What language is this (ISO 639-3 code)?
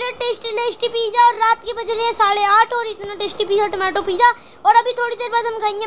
hin